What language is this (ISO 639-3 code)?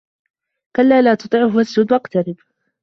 ara